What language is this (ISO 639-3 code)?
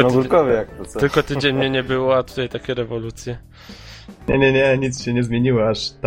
pol